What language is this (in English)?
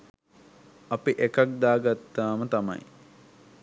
Sinhala